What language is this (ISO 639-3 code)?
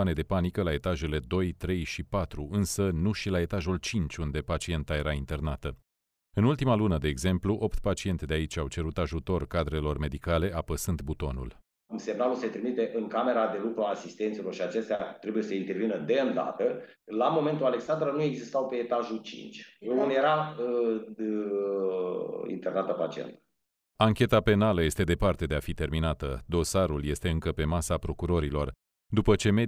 ron